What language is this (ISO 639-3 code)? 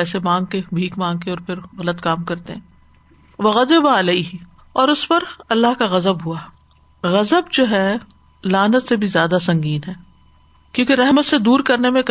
urd